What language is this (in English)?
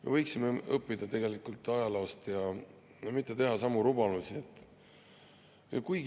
Estonian